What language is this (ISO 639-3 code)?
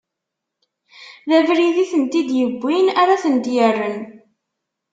kab